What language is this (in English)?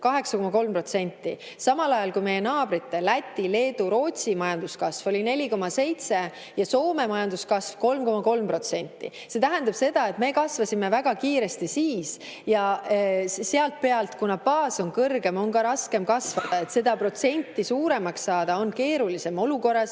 Estonian